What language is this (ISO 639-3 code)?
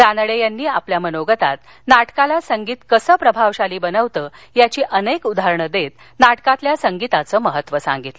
mar